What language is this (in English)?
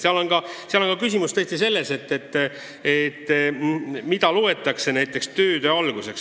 Estonian